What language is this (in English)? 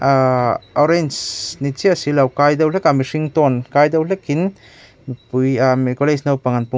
Mizo